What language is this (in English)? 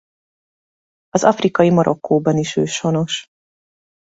Hungarian